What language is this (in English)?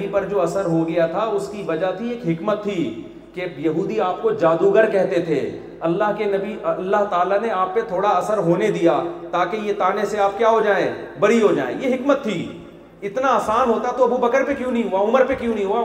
Urdu